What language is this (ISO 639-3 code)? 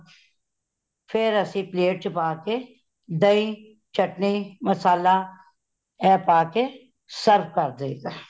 pan